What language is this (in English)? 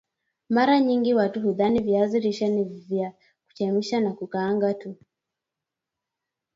Swahili